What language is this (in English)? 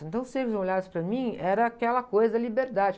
Portuguese